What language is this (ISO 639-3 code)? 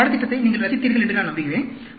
tam